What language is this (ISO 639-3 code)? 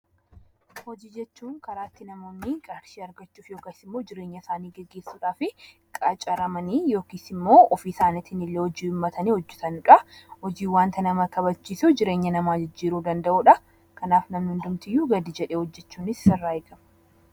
orm